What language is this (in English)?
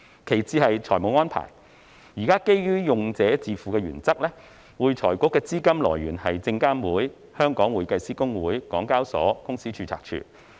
Cantonese